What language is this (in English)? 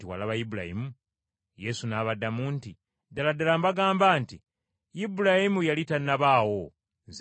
Ganda